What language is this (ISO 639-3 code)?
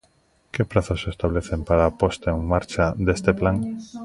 glg